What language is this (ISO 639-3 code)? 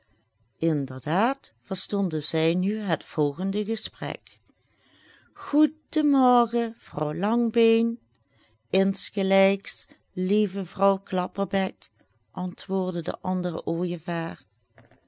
nld